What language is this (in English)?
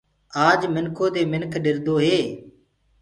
Gurgula